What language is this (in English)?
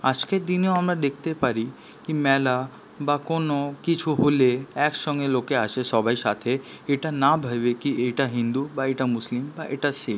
Bangla